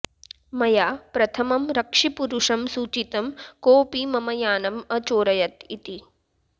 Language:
Sanskrit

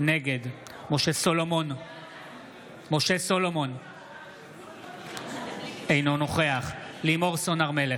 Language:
Hebrew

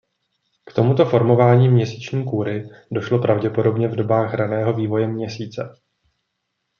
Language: Czech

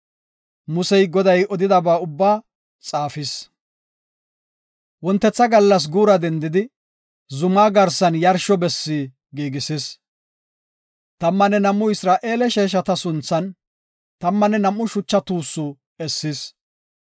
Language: Gofa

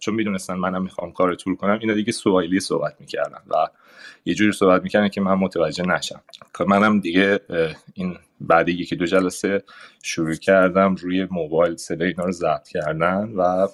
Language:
Persian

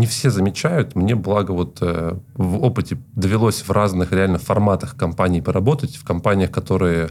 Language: Russian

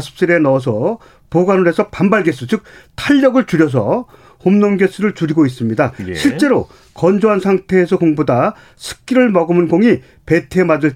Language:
Korean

